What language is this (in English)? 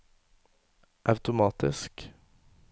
Norwegian